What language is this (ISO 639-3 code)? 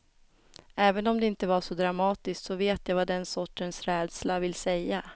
swe